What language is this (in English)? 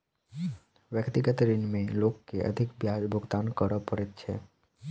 Maithili